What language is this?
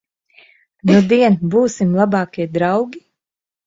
Latvian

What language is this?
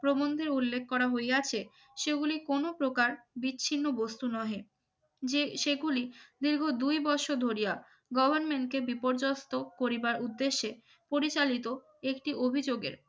Bangla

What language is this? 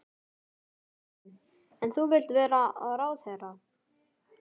Icelandic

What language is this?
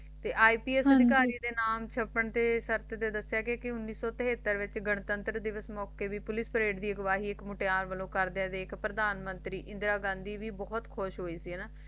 Punjabi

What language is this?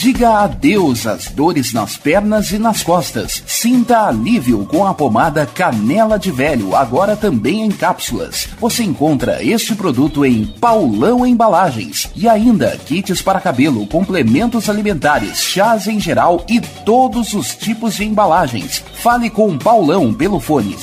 Portuguese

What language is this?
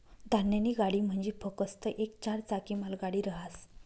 Marathi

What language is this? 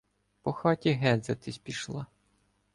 Ukrainian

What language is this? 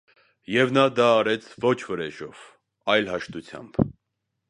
Armenian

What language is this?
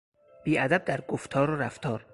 Persian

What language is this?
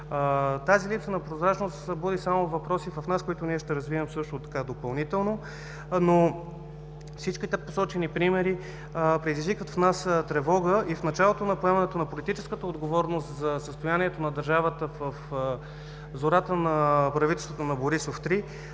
Bulgarian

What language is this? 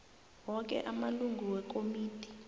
South Ndebele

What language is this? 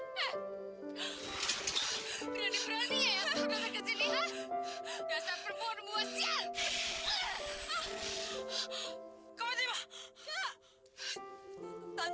Indonesian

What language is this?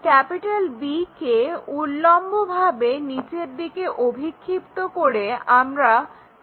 Bangla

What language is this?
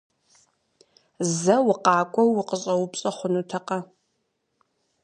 Kabardian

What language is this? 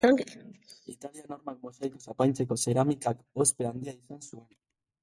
Basque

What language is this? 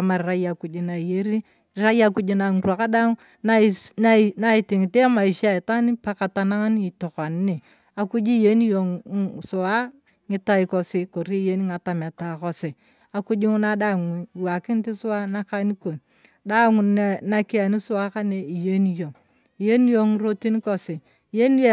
Turkana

